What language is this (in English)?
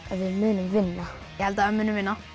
Icelandic